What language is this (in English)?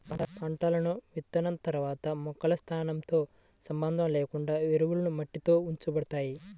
Telugu